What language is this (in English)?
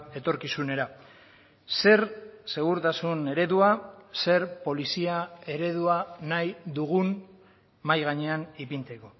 Basque